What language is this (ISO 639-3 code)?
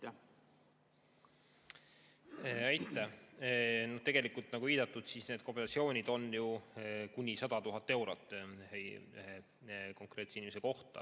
est